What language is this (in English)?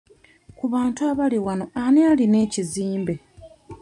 Ganda